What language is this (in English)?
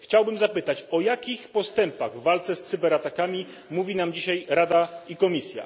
Polish